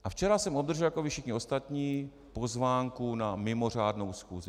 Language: Czech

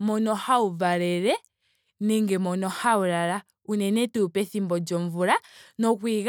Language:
Ndonga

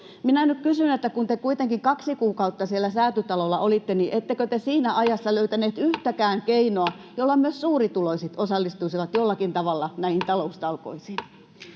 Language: Finnish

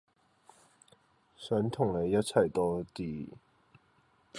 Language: Cantonese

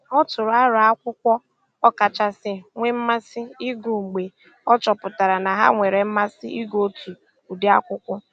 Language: Igbo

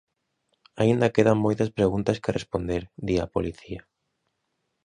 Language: Galician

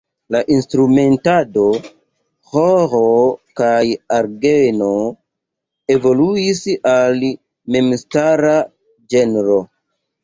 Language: Esperanto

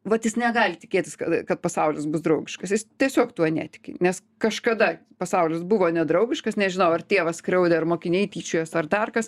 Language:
Lithuanian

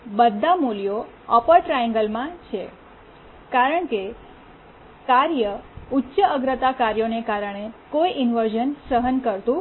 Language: Gujarati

